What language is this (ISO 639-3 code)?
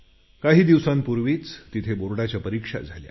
mar